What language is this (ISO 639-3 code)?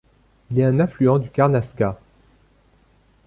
fra